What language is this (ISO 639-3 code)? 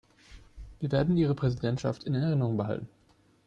deu